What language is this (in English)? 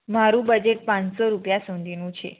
Gujarati